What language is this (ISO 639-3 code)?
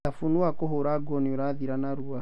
kik